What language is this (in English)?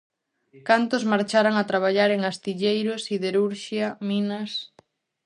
Galician